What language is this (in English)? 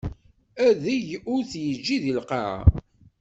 Kabyle